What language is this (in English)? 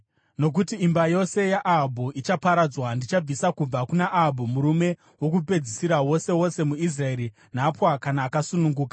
Shona